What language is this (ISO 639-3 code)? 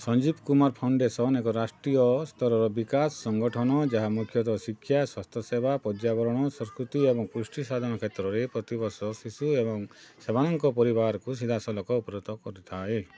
ori